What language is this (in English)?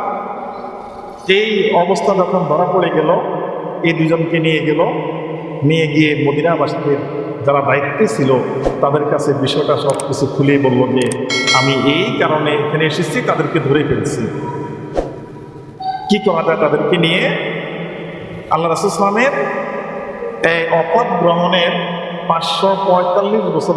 Indonesian